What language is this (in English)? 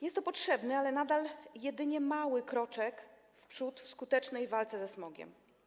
Polish